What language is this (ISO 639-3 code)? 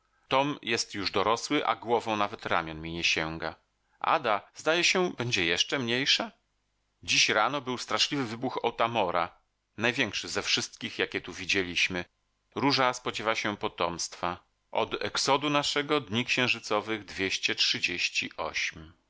pol